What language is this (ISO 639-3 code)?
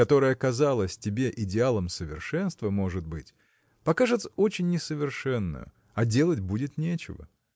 rus